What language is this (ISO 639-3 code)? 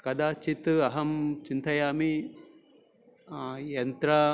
san